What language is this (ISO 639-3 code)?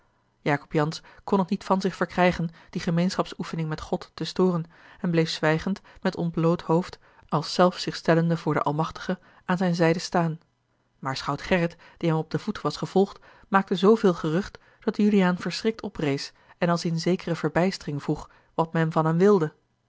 nld